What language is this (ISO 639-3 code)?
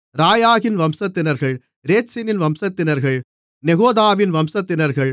tam